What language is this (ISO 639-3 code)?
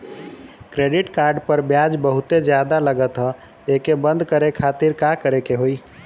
bho